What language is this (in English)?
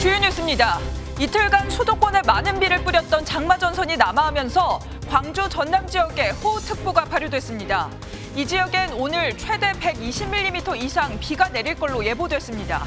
Korean